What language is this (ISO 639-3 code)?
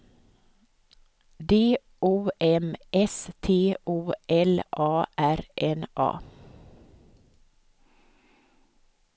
swe